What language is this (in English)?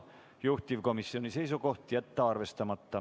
Estonian